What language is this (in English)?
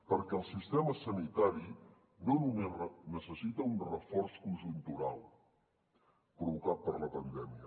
Catalan